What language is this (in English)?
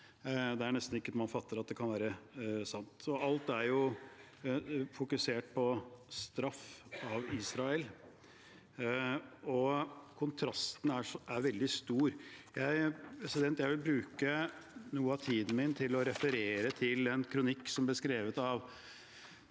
Norwegian